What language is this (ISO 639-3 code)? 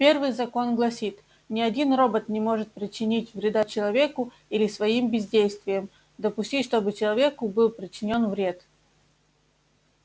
rus